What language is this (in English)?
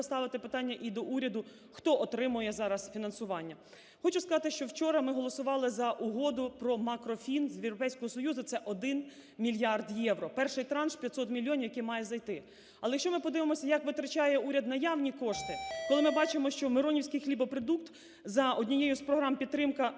Ukrainian